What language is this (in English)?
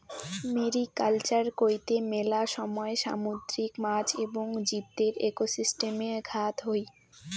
Bangla